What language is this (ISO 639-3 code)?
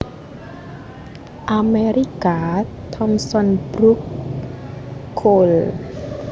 jav